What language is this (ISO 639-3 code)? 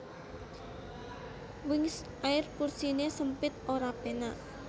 jav